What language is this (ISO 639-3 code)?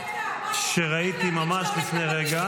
heb